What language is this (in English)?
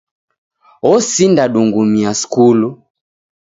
Taita